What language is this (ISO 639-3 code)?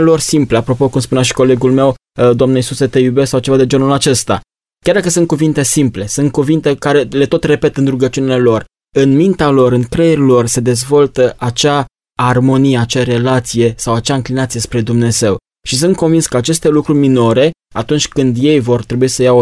ron